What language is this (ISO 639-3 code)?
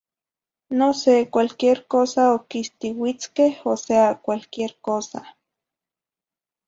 nhi